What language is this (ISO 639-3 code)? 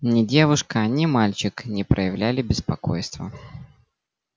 rus